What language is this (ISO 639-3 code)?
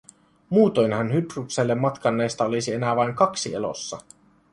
fin